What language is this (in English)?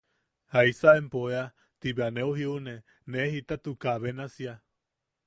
Yaqui